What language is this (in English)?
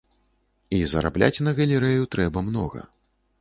Belarusian